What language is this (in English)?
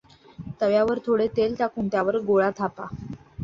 Marathi